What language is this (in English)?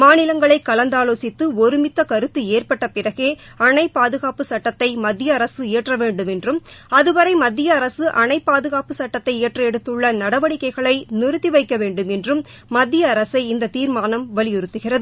Tamil